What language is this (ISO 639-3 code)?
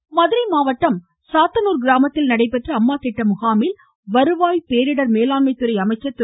tam